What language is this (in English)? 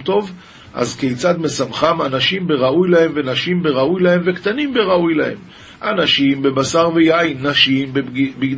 Hebrew